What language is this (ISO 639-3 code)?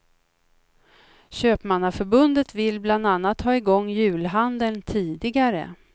swe